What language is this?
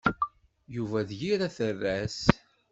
Kabyle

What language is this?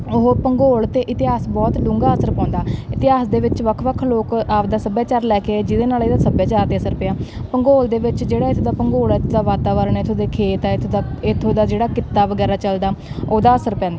Punjabi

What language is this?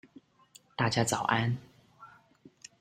Chinese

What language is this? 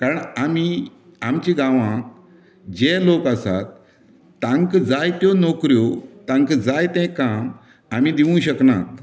Konkani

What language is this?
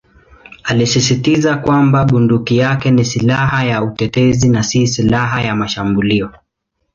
Swahili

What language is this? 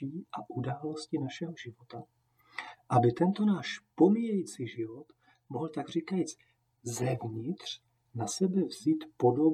Czech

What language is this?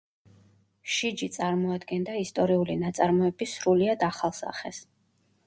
Georgian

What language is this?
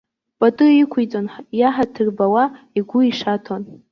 Abkhazian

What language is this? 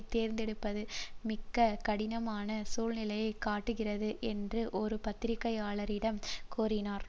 Tamil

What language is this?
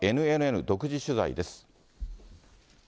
Japanese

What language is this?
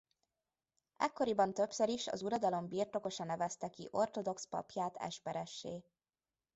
Hungarian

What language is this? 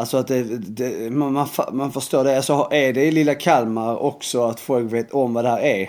Swedish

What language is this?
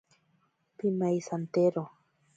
Ashéninka Perené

